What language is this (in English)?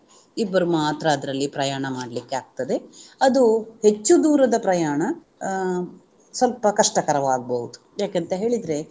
Kannada